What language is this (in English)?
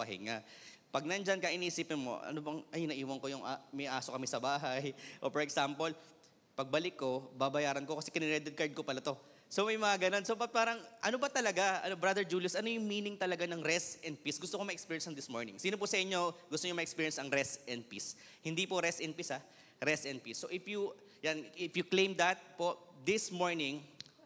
Filipino